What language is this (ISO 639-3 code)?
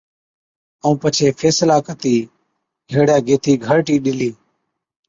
odk